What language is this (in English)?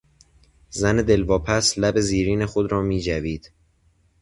Persian